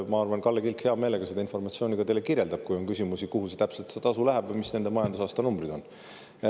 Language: Estonian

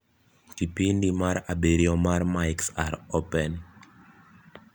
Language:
Luo (Kenya and Tanzania)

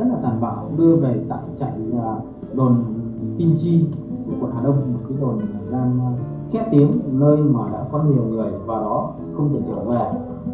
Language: Vietnamese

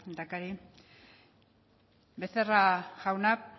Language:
Basque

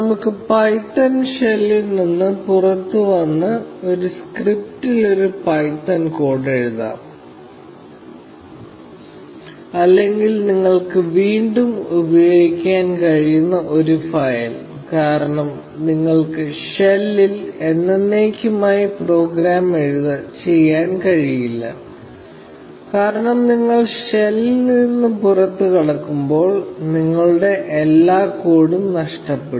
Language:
Malayalam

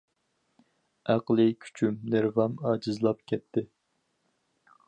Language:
Uyghur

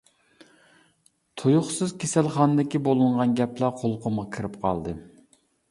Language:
Uyghur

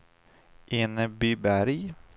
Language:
Swedish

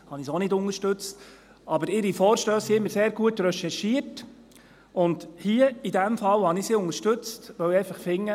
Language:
Swiss German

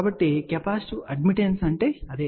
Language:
Telugu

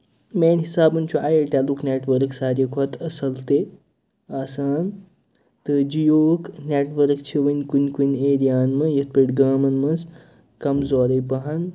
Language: Kashmiri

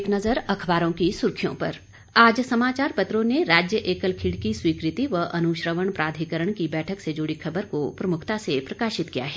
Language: Hindi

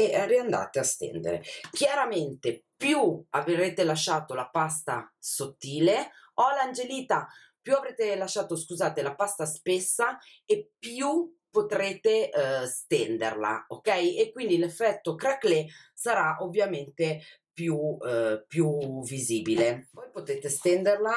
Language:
Italian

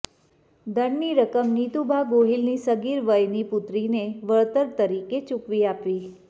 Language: Gujarati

